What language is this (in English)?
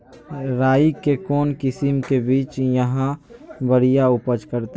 Magahi